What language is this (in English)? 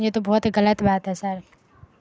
Urdu